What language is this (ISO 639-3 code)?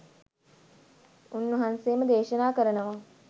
sin